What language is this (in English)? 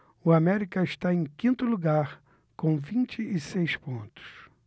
Portuguese